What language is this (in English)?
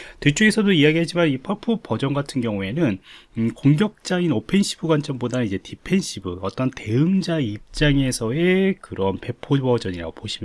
Korean